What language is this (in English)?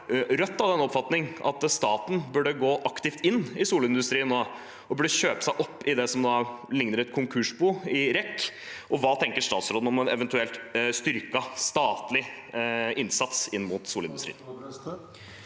Norwegian